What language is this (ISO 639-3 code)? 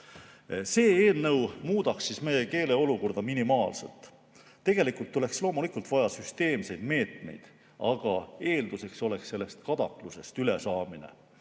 est